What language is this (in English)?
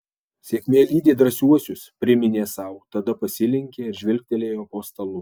Lithuanian